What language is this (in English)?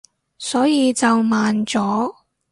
Cantonese